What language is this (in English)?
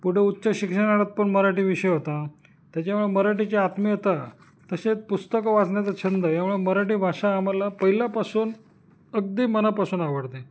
Marathi